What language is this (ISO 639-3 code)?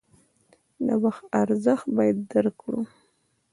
pus